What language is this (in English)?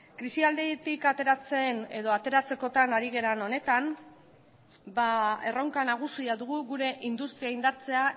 Basque